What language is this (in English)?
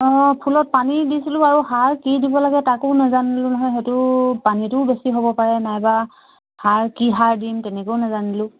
Assamese